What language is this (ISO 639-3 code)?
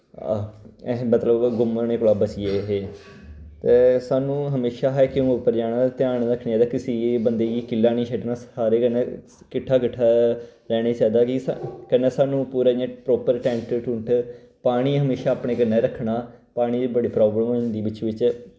doi